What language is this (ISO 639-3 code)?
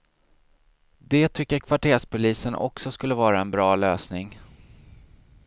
swe